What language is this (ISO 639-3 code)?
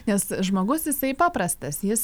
lit